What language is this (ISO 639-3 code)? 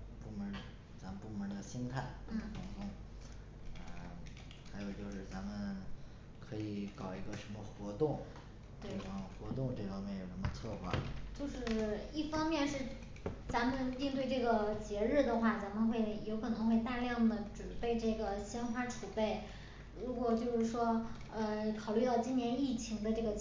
zho